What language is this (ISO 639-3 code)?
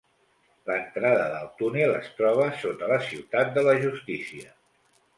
cat